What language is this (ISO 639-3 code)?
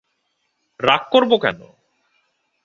ben